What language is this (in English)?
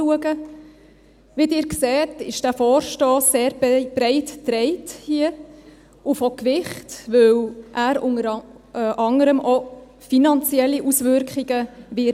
Swiss German